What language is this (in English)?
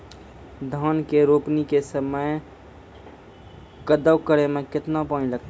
Maithili